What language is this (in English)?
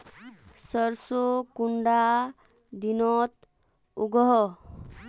Magahi